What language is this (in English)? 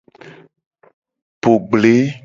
Gen